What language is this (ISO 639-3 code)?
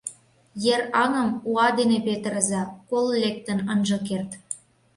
chm